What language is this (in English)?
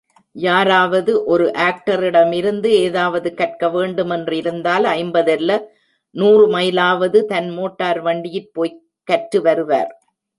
Tamil